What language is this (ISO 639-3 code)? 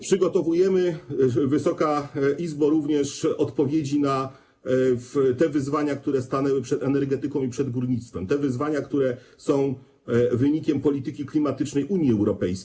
pol